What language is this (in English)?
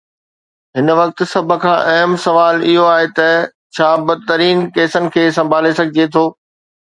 Sindhi